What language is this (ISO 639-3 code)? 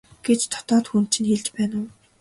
mon